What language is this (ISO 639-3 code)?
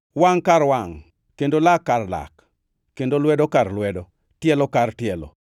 luo